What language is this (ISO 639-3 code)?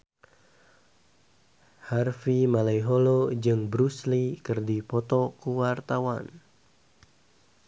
sun